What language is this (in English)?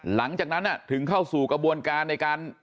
Thai